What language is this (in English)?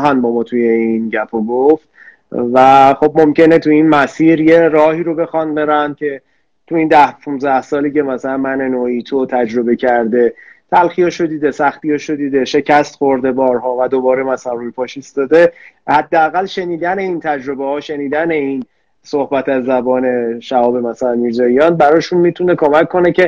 Persian